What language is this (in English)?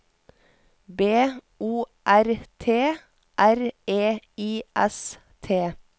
Norwegian